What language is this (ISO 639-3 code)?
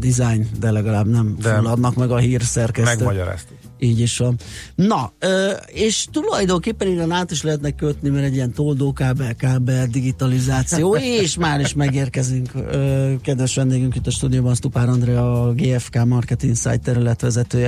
hun